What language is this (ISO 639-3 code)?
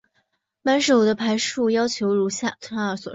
zho